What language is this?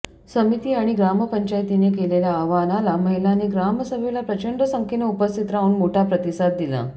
Marathi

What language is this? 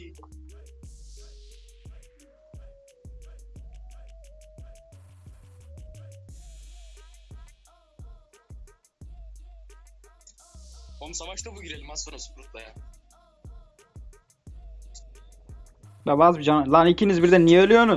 Turkish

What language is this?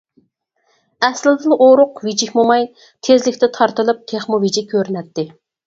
Uyghur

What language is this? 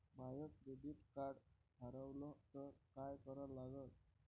Marathi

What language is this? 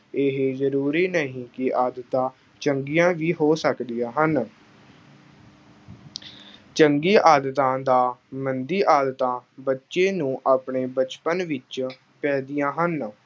Punjabi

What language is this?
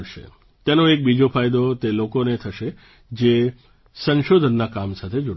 Gujarati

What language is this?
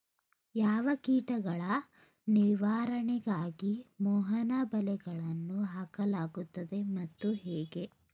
Kannada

